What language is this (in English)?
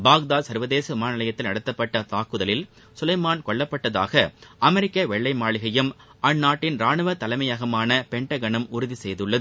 Tamil